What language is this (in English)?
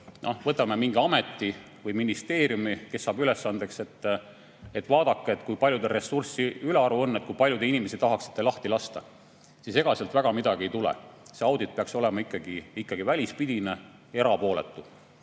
Estonian